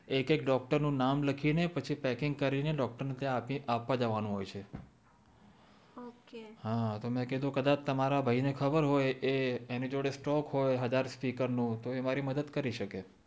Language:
Gujarati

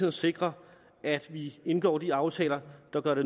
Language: Danish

